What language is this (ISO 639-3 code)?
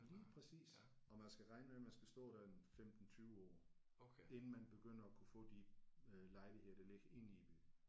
dan